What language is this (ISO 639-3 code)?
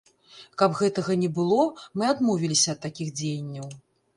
bel